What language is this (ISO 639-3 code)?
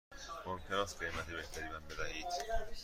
fas